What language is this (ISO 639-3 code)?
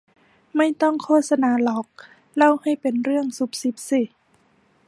tha